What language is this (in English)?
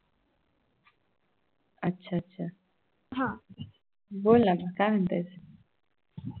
Marathi